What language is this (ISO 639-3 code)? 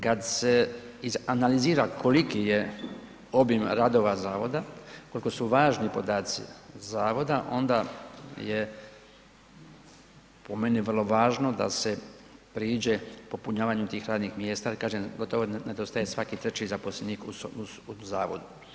hrv